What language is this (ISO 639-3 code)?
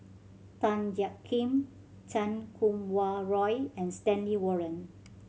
eng